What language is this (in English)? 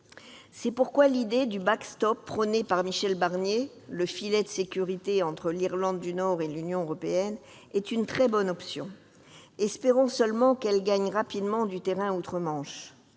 French